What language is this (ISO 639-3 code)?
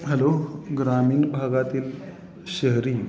mar